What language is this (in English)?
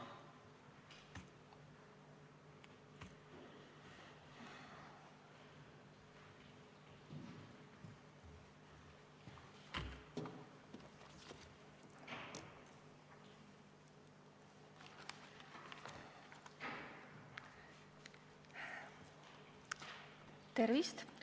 Estonian